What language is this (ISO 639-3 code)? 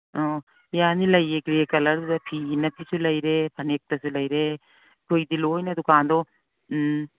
mni